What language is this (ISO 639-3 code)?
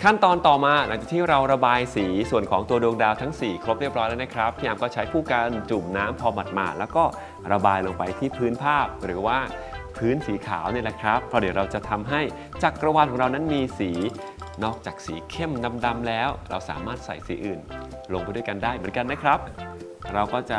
tha